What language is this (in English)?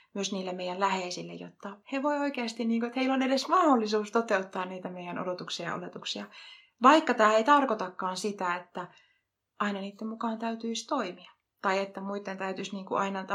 Finnish